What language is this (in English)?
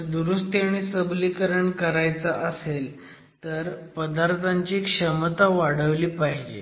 Marathi